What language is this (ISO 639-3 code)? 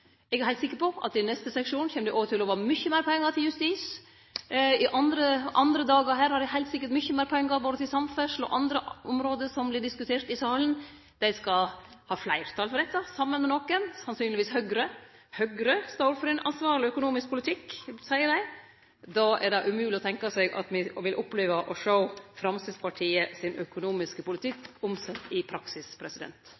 nno